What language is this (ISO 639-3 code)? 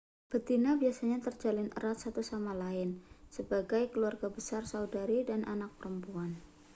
ind